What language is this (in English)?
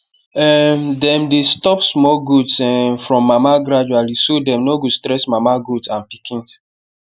Nigerian Pidgin